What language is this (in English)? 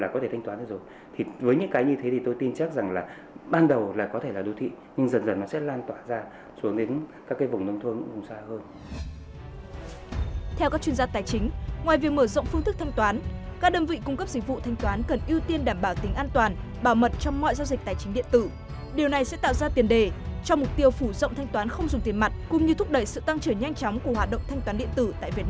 Vietnamese